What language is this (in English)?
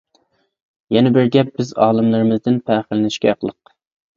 Uyghur